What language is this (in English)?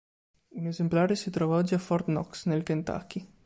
Italian